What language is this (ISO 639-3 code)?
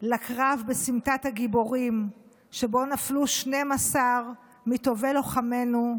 heb